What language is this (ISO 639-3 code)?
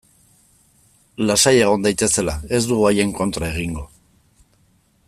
eus